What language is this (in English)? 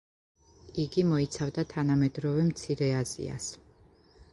Georgian